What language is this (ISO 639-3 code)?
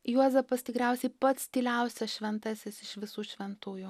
lit